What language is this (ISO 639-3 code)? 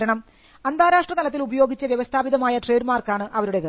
mal